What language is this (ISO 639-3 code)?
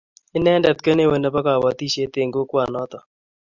kln